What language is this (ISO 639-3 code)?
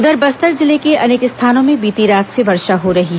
hin